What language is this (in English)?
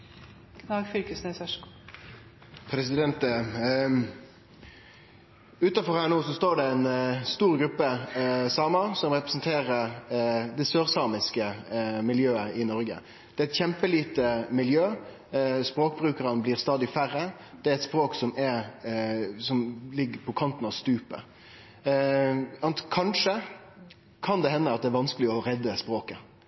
Norwegian Nynorsk